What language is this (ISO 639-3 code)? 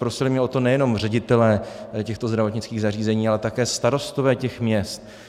ces